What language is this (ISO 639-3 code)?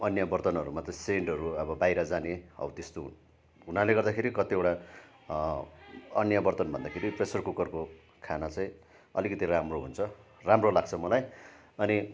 nep